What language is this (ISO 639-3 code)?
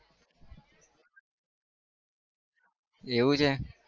guj